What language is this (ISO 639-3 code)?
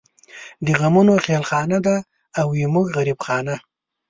pus